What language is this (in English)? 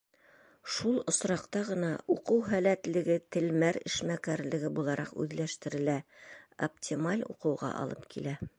Bashkir